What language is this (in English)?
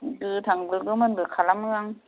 Bodo